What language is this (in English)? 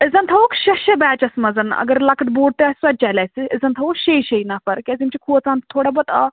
Kashmiri